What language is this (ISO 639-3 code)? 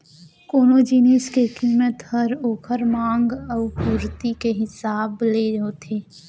hne